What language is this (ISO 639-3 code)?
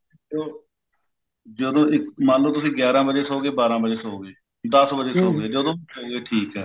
pan